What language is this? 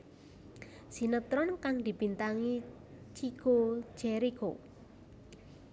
Javanese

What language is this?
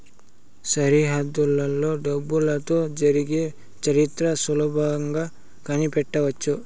Telugu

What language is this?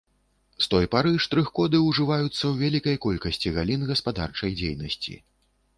Belarusian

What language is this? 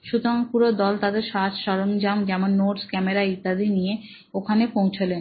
Bangla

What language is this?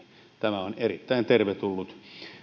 Finnish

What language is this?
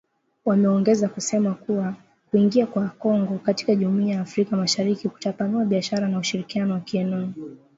Swahili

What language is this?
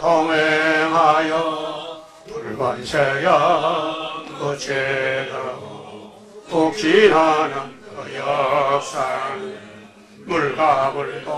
Korean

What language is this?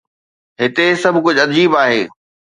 Sindhi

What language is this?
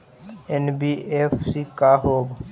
Magahi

